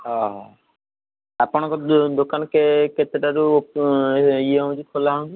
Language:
Odia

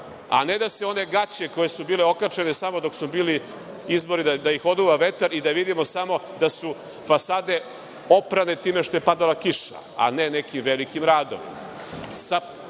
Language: Serbian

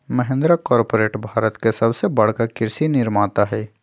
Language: Magahi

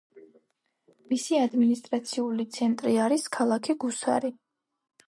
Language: Georgian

